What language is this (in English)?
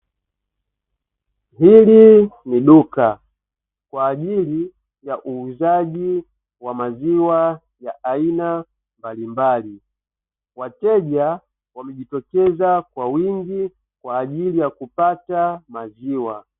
Swahili